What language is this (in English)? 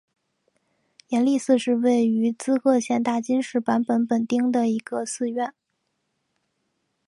Chinese